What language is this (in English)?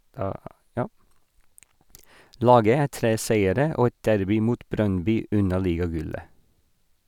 Norwegian